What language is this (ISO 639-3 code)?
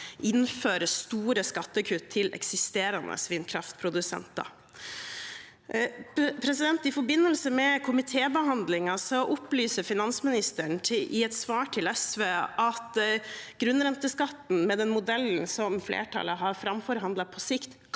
nor